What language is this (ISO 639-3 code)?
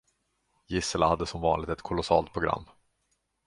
swe